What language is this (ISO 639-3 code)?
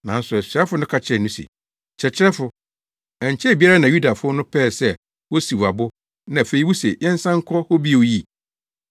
aka